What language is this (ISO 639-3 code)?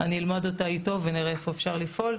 heb